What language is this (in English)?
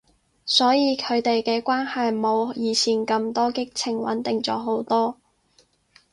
Cantonese